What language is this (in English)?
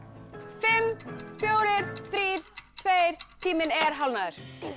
Icelandic